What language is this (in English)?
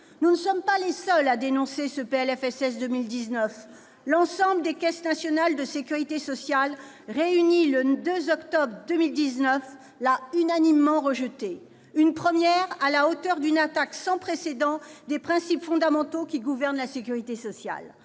French